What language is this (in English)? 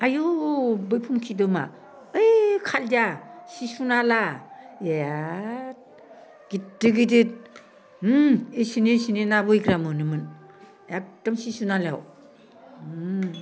Bodo